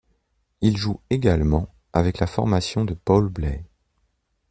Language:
French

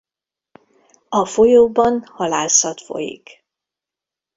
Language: Hungarian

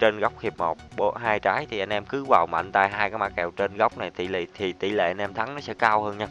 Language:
Vietnamese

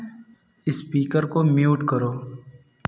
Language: Hindi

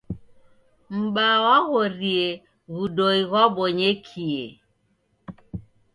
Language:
Taita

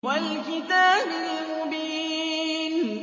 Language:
Arabic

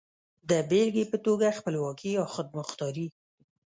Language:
Pashto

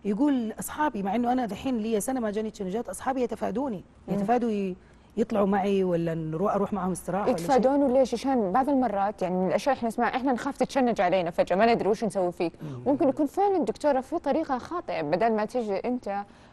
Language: Arabic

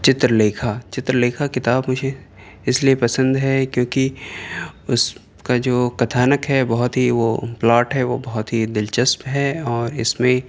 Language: Urdu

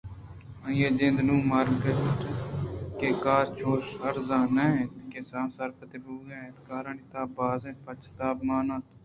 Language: Eastern Balochi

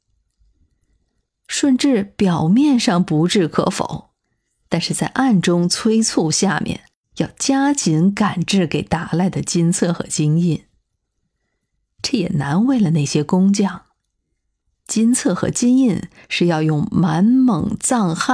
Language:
Chinese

